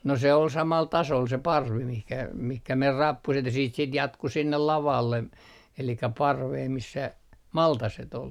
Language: Finnish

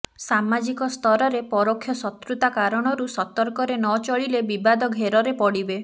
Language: Odia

